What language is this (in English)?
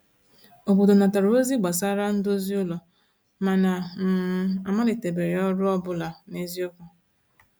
Igbo